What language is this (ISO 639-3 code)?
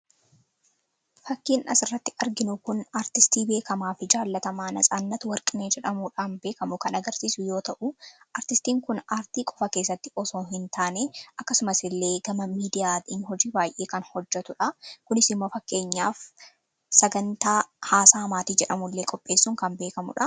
orm